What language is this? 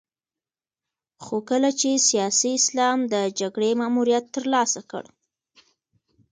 Pashto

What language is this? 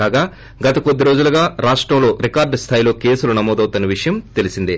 Telugu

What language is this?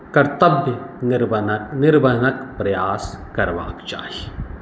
Maithili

